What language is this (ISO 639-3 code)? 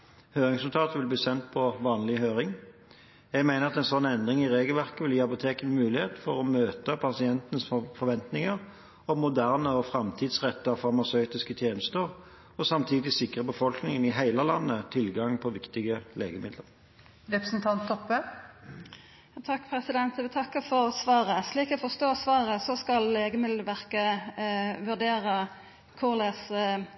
nor